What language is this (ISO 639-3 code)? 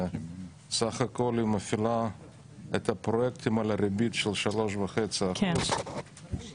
heb